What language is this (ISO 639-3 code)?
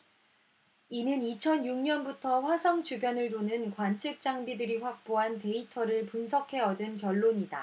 kor